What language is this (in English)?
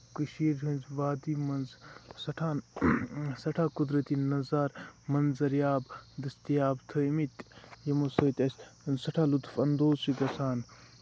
Kashmiri